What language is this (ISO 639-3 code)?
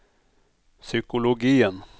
nor